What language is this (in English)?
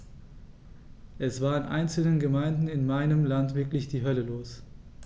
German